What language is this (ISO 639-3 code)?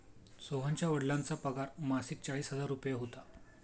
mar